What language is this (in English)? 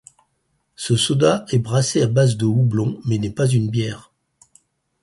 French